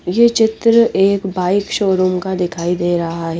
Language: Hindi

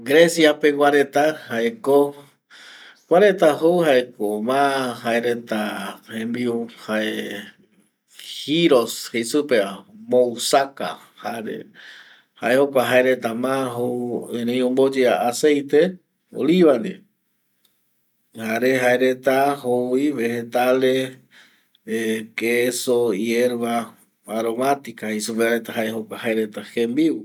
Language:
Eastern Bolivian Guaraní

